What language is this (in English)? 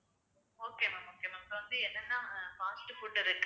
Tamil